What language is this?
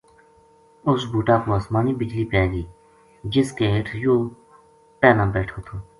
Gujari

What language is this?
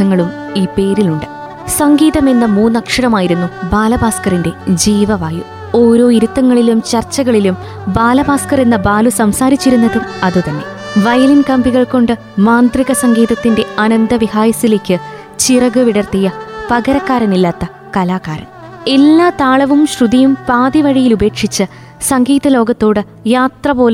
Malayalam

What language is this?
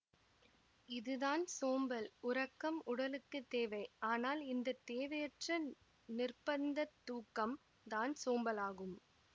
Tamil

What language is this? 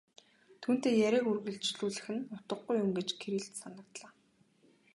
Mongolian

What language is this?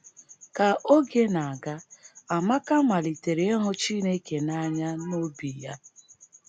Igbo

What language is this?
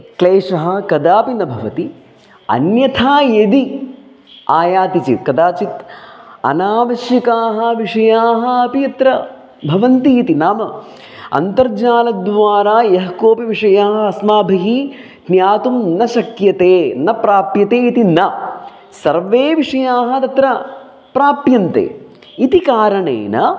Sanskrit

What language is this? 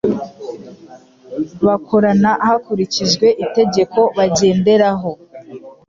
Kinyarwanda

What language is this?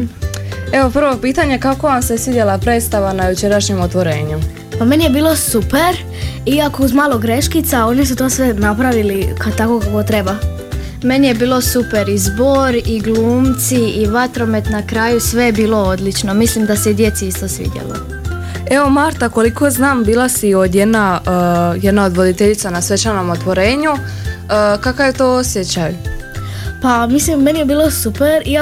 Croatian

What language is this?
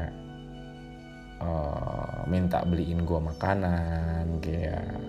Indonesian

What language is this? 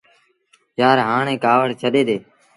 Sindhi Bhil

